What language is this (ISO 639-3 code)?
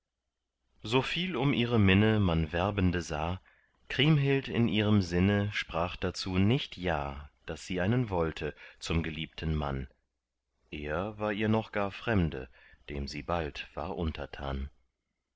deu